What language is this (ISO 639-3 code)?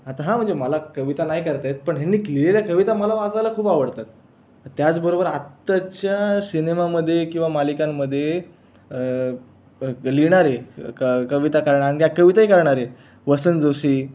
mar